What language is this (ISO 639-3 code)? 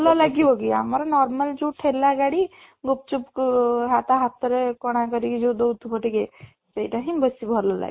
ori